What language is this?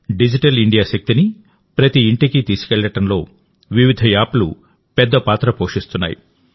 Telugu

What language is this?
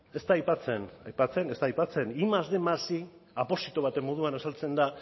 Basque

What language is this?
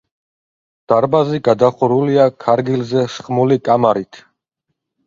Georgian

